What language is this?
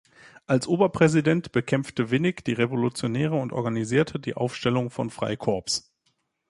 German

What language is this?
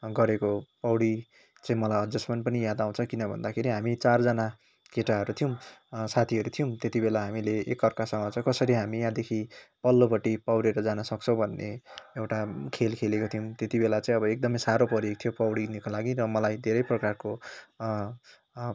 Nepali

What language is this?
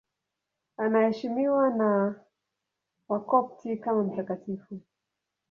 Swahili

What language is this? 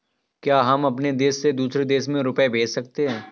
Hindi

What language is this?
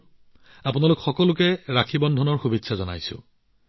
Assamese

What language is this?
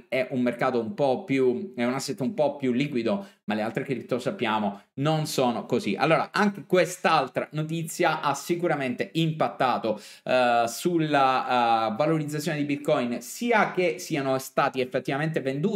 Italian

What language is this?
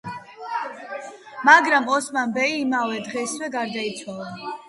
Georgian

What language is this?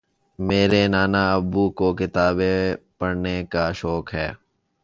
Urdu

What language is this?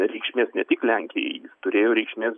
Lithuanian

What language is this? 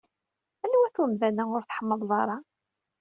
Kabyle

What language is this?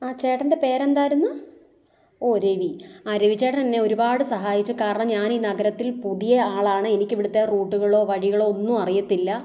Malayalam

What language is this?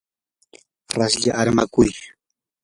Yanahuanca Pasco Quechua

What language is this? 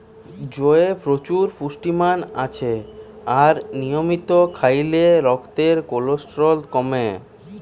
Bangla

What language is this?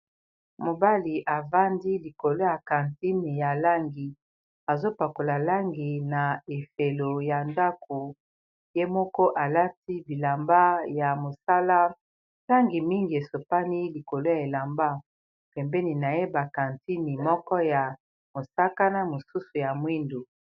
Lingala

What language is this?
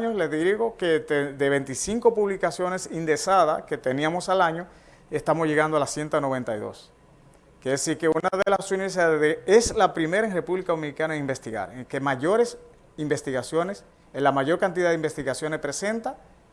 Spanish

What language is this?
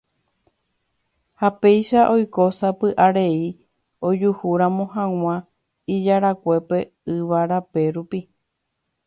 Guarani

